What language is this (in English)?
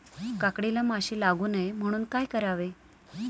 Marathi